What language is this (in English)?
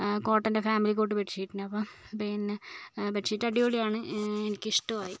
Malayalam